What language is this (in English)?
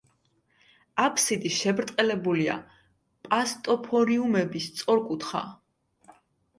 Georgian